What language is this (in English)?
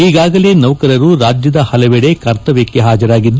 Kannada